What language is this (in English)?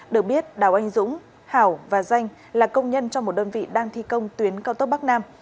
Vietnamese